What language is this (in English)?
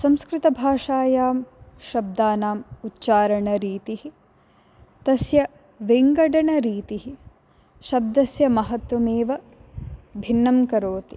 Sanskrit